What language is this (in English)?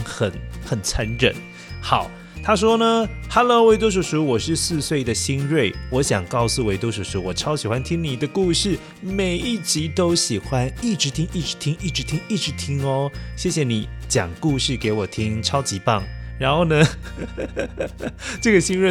Chinese